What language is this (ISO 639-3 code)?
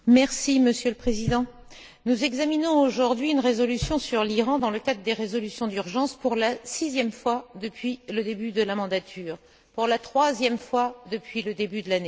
fra